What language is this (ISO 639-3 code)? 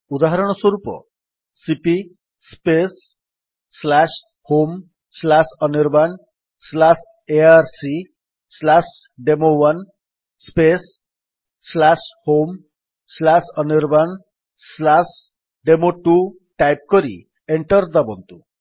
ori